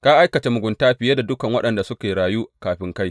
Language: Hausa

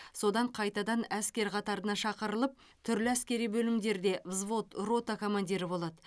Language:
Kazakh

